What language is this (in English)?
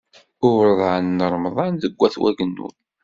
Kabyle